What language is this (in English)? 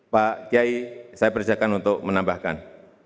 Indonesian